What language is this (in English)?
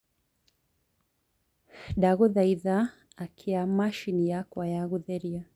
Kikuyu